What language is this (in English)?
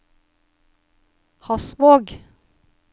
Norwegian